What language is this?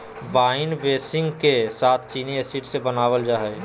Magahi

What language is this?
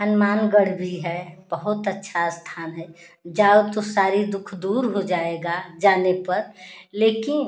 Hindi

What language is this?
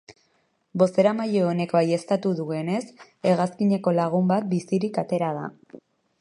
Basque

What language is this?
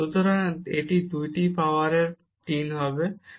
Bangla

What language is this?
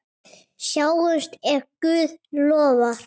Icelandic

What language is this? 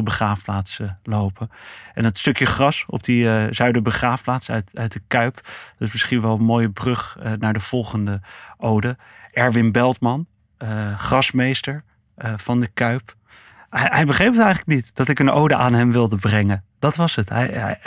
Dutch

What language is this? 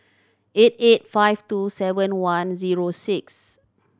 English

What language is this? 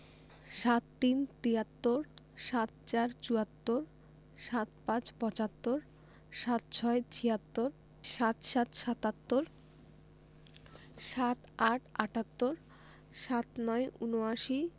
Bangla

